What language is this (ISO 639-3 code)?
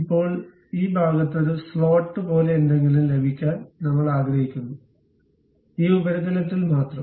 mal